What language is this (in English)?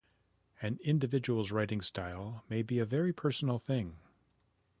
English